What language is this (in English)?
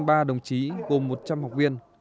Vietnamese